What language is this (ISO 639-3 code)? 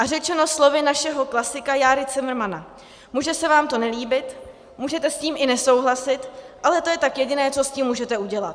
ces